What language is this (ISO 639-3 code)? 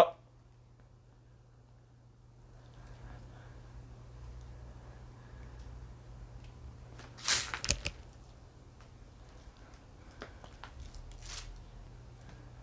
kor